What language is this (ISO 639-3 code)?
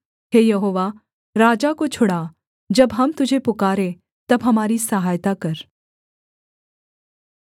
hin